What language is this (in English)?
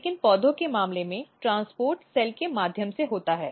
Hindi